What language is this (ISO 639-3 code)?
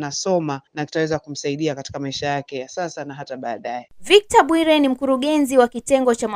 swa